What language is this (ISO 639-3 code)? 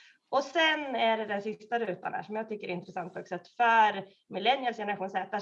swe